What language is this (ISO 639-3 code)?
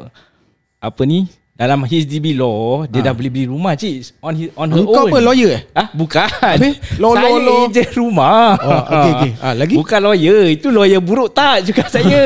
msa